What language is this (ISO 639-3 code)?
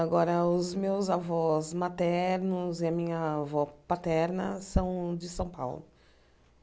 por